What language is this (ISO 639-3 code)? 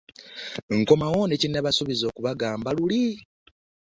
lug